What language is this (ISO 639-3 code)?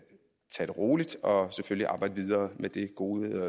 dan